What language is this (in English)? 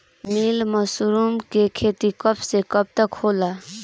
Bhojpuri